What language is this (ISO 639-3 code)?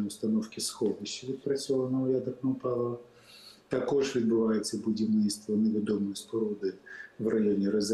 ukr